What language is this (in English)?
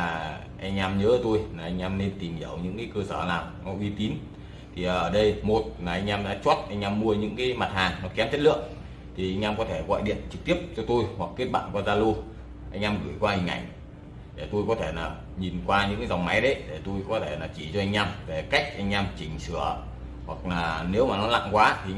Vietnamese